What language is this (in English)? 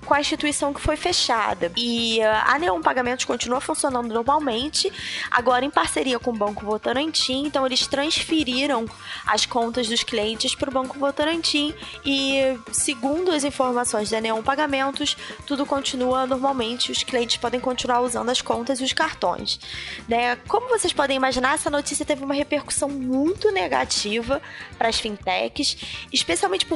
Portuguese